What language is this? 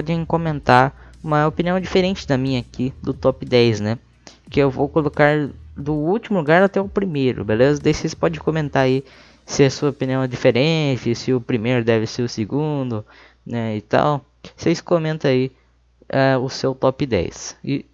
Portuguese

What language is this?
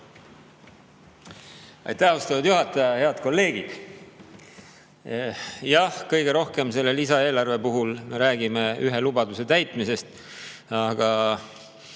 Estonian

